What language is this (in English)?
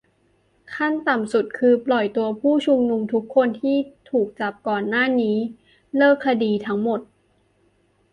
Thai